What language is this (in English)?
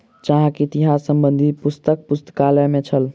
Maithili